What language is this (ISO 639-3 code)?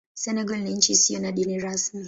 swa